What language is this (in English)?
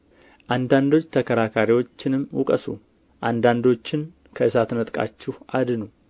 Amharic